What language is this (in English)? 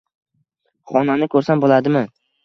Uzbek